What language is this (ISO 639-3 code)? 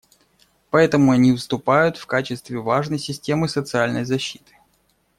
rus